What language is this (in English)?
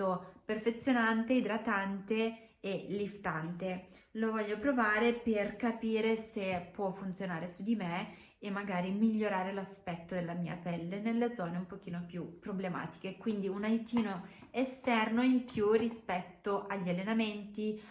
Italian